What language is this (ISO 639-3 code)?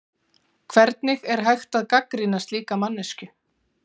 isl